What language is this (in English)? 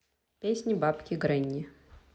Russian